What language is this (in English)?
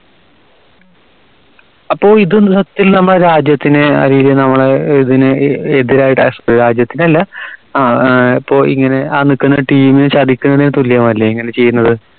Malayalam